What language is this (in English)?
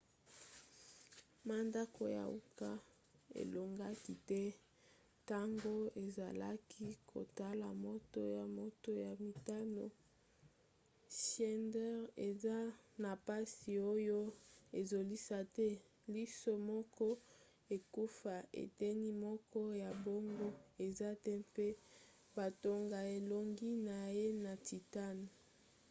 Lingala